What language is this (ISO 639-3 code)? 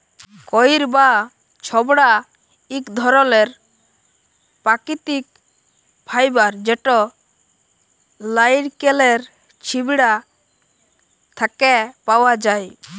ben